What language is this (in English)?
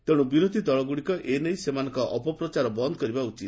Odia